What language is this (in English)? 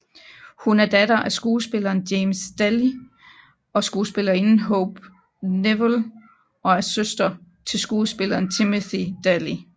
Danish